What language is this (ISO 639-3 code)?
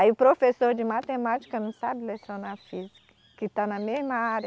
por